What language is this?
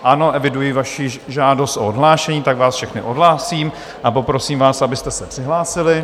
Czech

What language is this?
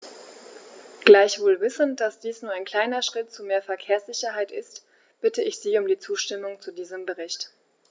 German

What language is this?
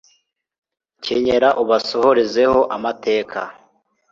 Kinyarwanda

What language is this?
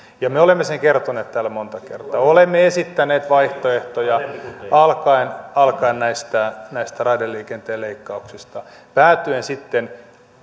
Finnish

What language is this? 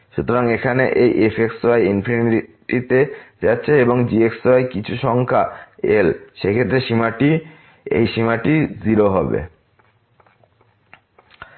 Bangla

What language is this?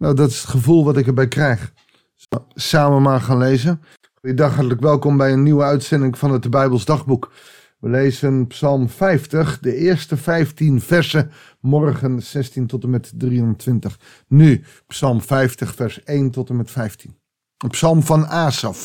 Dutch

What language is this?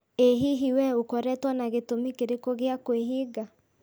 Kikuyu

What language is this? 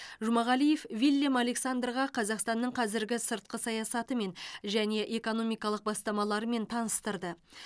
Kazakh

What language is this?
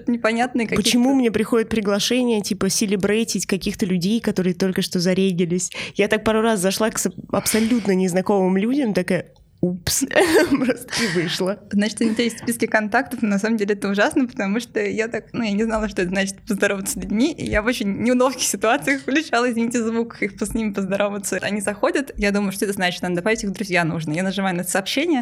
Russian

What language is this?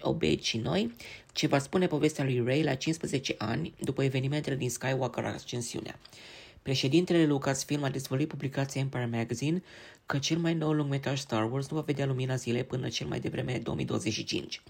Romanian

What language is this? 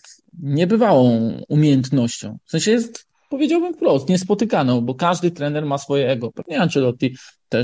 Polish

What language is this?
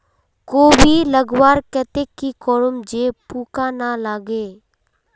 Magahi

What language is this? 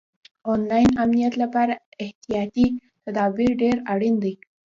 Pashto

